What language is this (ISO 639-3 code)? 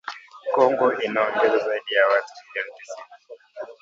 swa